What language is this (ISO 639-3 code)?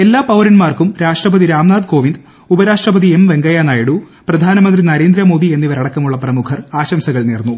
mal